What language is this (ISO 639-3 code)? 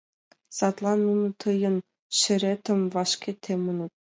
chm